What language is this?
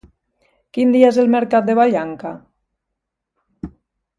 Catalan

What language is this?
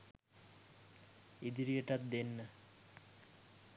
Sinhala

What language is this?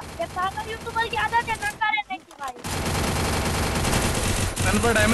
Hindi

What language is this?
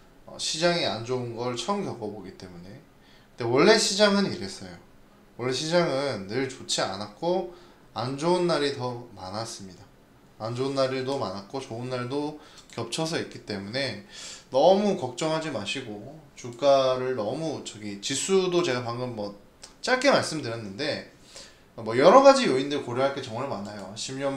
Korean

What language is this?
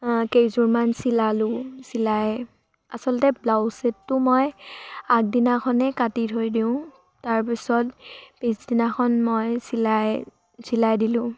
Assamese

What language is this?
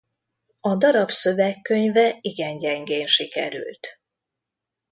Hungarian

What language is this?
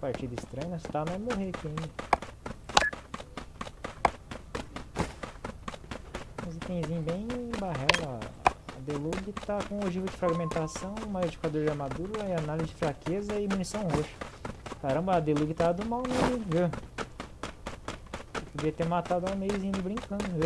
Portuguese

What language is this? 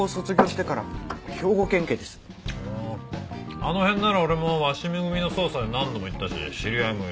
Japanese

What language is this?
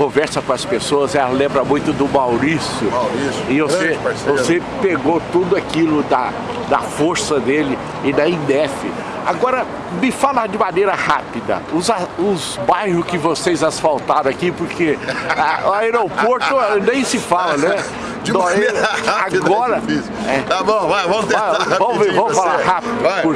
Portuguese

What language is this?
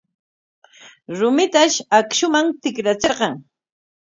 Corongo Ancash Quechua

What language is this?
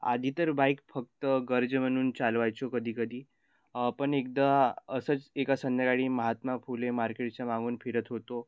Marathi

